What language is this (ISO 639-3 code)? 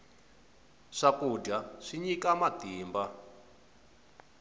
tso